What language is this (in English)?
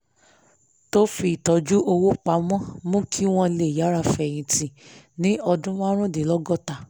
Yoruba